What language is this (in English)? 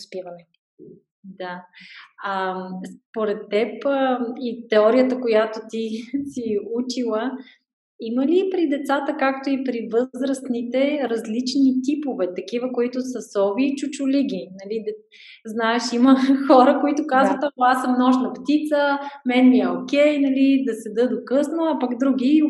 Bulgarian